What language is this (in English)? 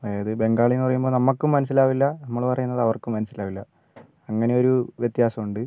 Malayalam